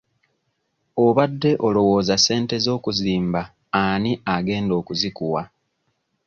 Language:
Ganda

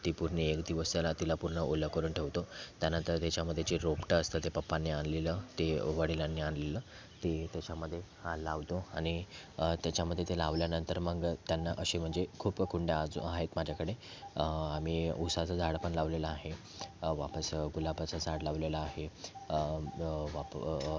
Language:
Marathi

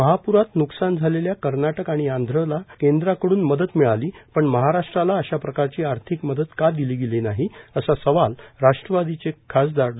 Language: Marathi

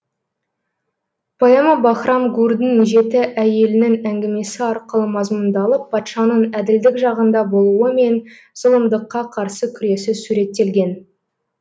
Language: Kazakh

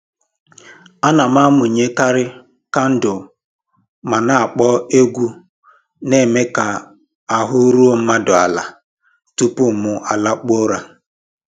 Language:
Igbo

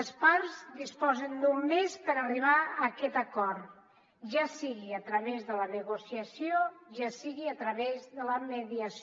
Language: Catalan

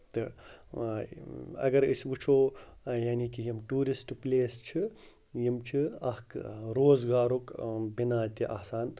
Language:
Kashmiri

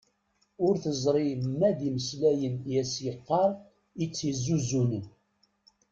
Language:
Kabyle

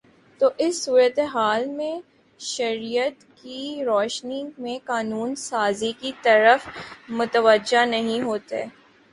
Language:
Urdu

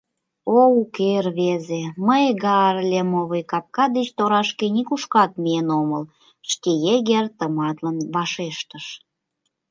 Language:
Mari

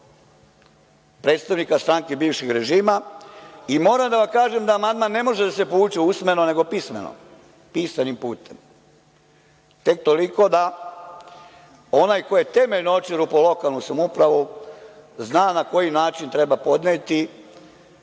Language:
Serbian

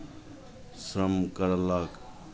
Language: Maithili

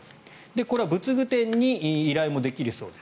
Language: Japanese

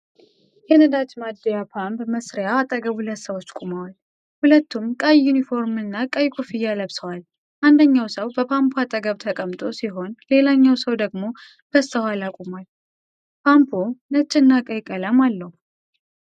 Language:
Amharic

